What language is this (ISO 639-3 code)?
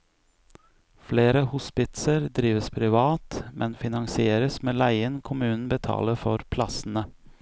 nor